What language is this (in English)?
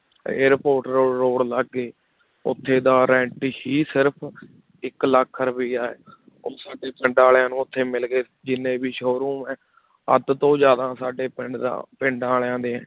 Punjabi